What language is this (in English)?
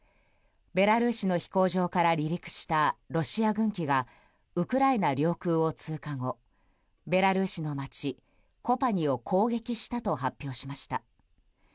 Japanese